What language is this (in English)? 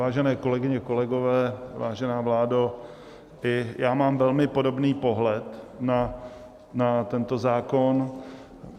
Czech